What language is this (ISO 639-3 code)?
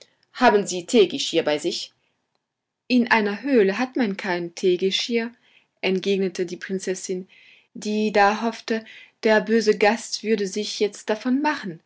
deu